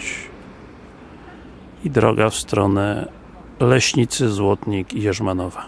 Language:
Polish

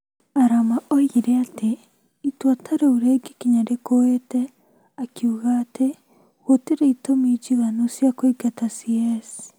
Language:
Kikuyu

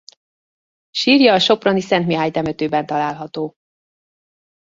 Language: Hungarian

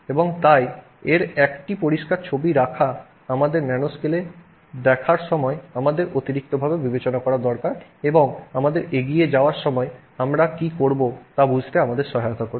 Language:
Bangla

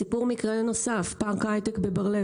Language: Hebrew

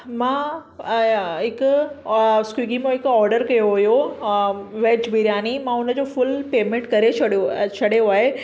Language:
Sindhi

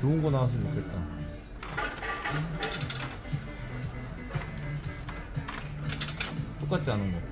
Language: Korean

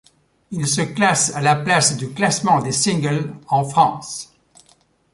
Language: French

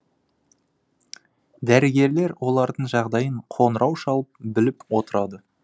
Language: Kazakh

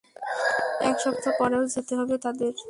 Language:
Bangla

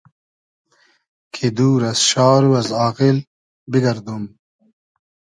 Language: Hazaragi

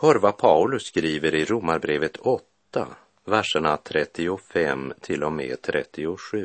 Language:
Swedish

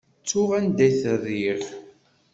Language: Kabyle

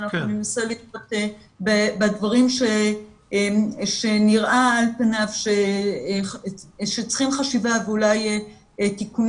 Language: Hebrew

